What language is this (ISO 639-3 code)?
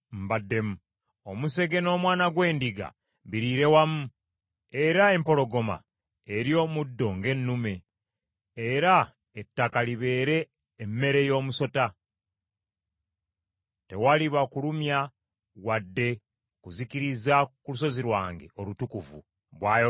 lug